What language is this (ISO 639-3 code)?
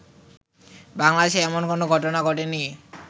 ben